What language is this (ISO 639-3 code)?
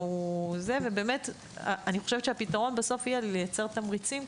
heb